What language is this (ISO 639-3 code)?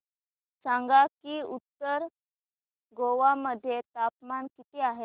mar